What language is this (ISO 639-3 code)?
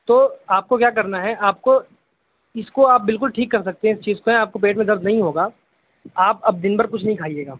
urd